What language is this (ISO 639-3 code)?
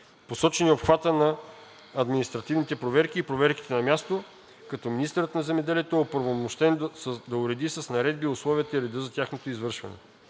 bul